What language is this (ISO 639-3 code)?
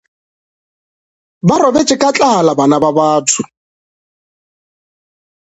nso